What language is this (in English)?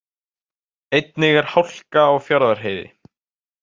Icelandic